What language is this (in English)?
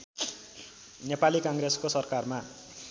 Nepali